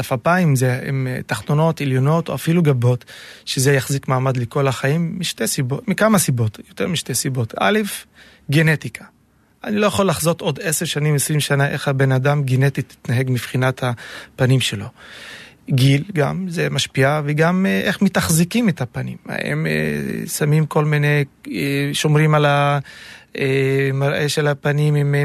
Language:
Hebrew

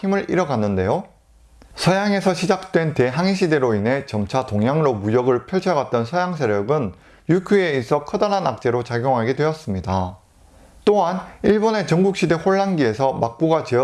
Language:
Korean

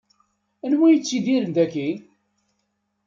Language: Kabyle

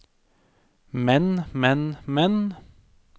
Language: Norwegian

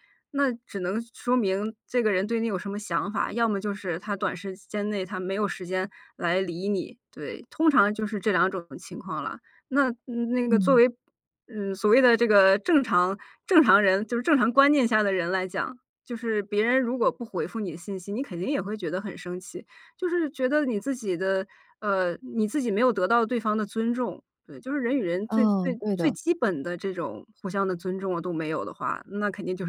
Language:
Chinese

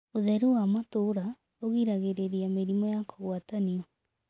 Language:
Kikuyu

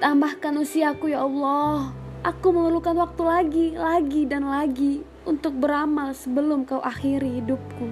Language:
Indonesian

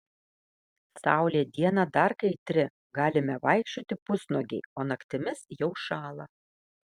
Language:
Lithuanian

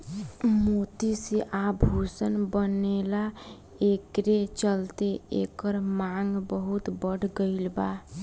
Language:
Bhojpuri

